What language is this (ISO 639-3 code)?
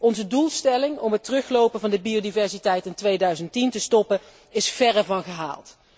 nld